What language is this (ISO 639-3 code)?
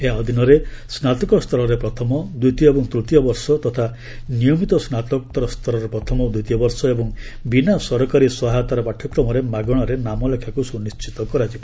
ori